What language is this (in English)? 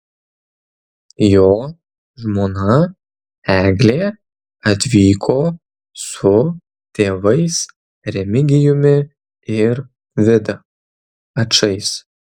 Lithuanian